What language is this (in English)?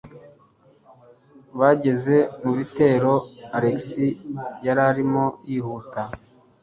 Kinyarwanda